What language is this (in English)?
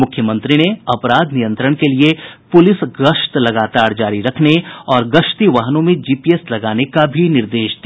Hindi